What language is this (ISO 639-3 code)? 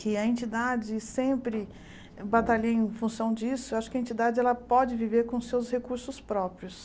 por